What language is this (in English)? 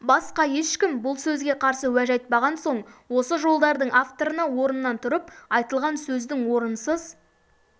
Kazakh